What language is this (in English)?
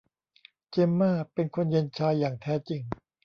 Thai